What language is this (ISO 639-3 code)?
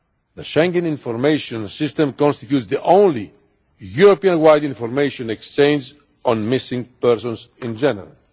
eng